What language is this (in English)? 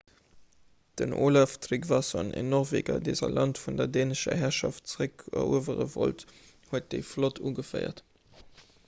Luxembourgish